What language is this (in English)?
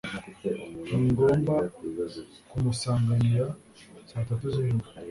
Kinyarwanda